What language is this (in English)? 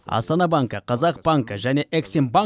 Kazakh